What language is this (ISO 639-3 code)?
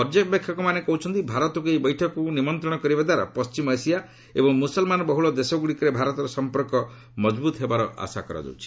ori